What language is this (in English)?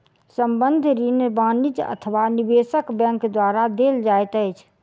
Maithili